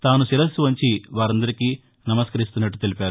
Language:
Telugu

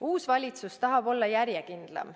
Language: Estonian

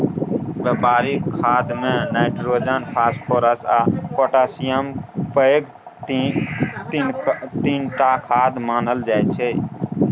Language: Maithili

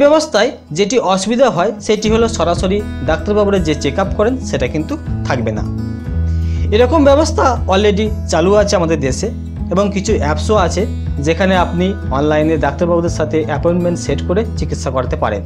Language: Hindi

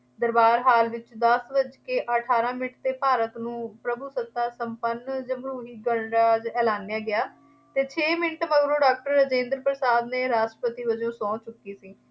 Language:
Punjabi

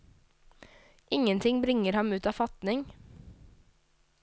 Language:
Norwegian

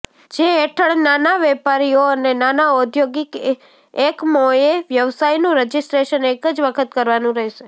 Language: Gujarati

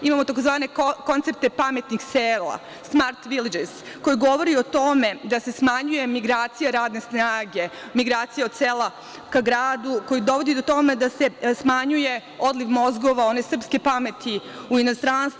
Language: Serbian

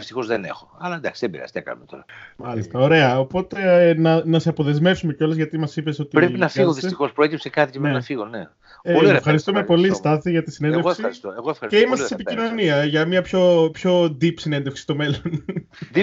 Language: Greek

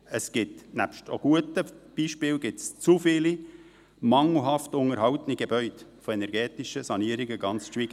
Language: Swiss German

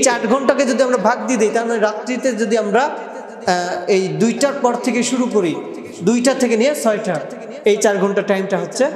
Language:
Arabic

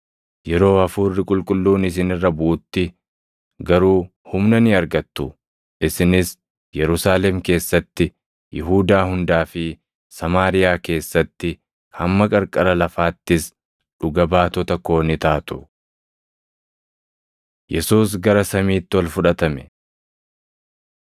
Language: Oromo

